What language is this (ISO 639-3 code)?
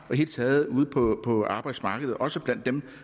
dan